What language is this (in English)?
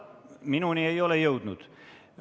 Estonian